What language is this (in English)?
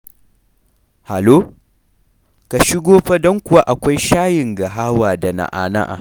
Hausa